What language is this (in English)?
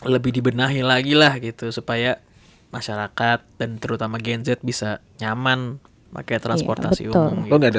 Indonesian